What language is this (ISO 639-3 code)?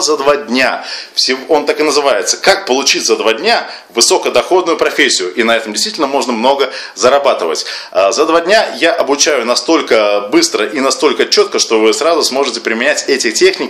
rus